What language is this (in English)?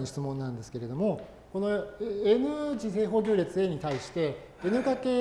Japanese